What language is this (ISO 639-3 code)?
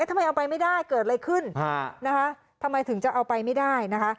tha